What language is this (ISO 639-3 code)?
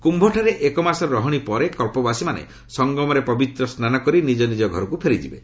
ori